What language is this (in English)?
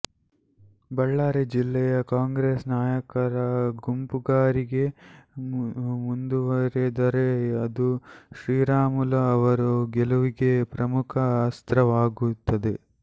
Kannada